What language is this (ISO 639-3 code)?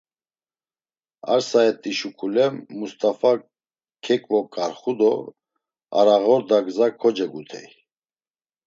lzz